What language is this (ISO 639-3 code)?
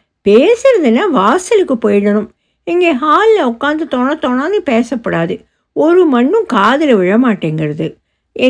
tam